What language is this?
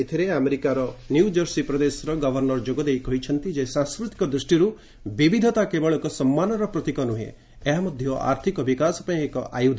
Odia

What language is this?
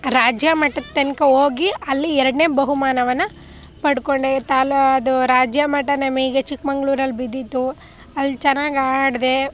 Kannada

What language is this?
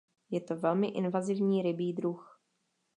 Czech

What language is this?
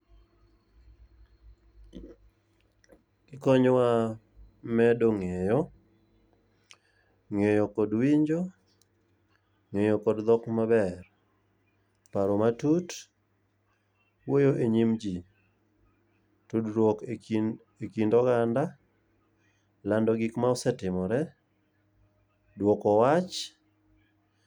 Luo (Kenya and Tanzania)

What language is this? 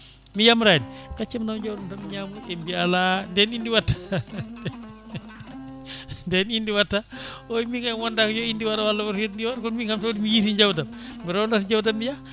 Fula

